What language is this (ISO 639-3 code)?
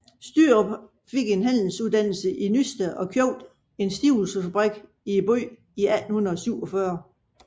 dan